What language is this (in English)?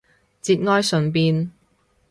Cantonese